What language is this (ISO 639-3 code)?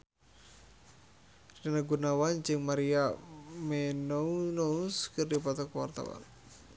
sun